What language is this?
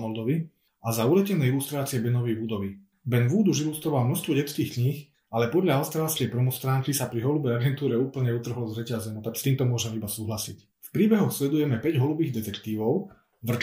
Slovak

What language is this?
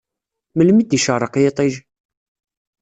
Kabyle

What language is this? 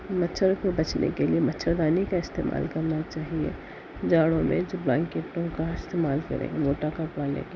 Urdu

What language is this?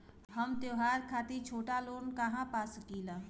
Bhojpuri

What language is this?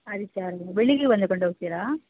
Kannada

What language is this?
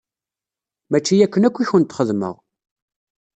Kabyle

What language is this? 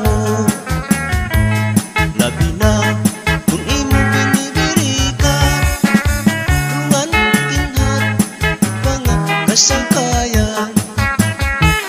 Vietnamese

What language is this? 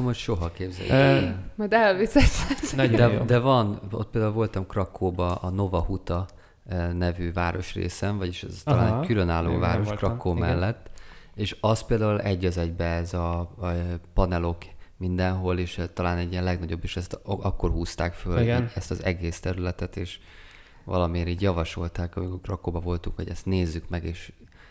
Hungarian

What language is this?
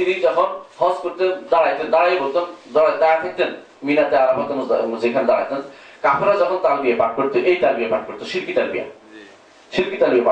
Bangla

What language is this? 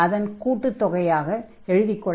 Tamil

